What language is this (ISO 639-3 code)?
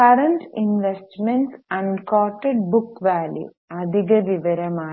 mal